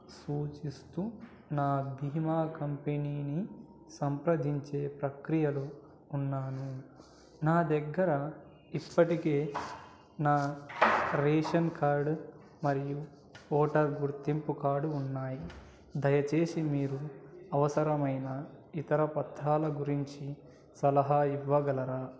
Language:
Telugu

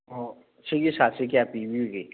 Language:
Manipuri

